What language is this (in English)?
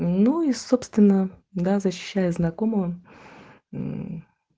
Russian